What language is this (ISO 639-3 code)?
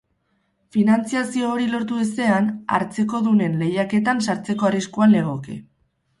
eus